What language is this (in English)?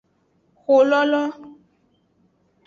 Aja (Benin)